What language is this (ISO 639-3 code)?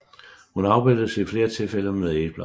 dan